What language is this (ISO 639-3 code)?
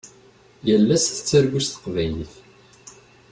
kab